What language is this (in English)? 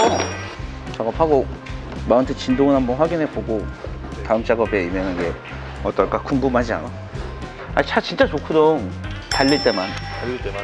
Korean